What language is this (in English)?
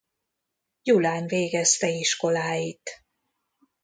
Hungarian